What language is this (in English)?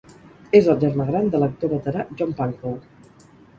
Catalan